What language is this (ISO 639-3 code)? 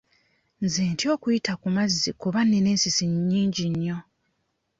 lug